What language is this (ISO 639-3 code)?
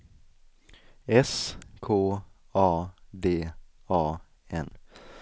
swe